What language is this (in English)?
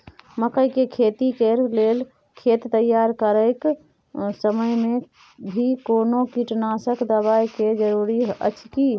Maithili